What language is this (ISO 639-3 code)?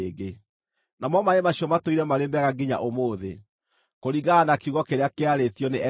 kik